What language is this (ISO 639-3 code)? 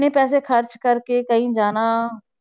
pan